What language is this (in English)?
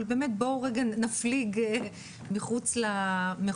Hebrew